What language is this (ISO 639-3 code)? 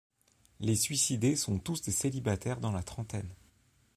fra